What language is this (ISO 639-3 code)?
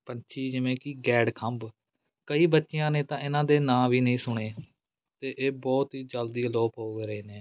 pan